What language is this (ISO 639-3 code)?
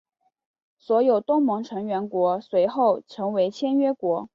zho